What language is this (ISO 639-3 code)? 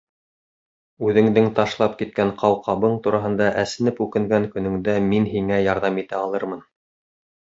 bak